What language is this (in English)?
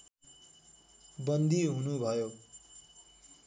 Nepali